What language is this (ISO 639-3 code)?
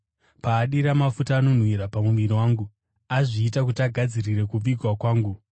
sna